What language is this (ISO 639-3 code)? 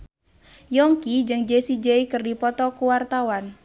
sun